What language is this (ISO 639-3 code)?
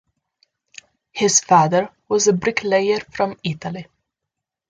eng